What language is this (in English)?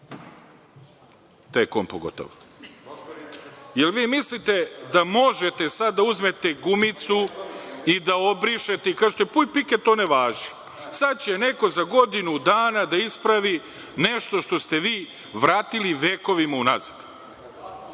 Serbian